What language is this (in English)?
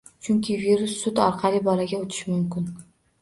Uzbek